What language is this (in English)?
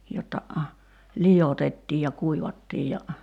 Finnish